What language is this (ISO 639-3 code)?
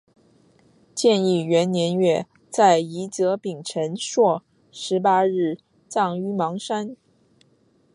zho